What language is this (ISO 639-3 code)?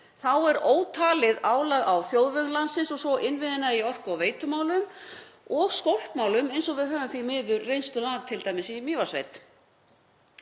isl